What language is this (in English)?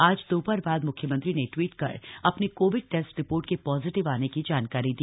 Hindi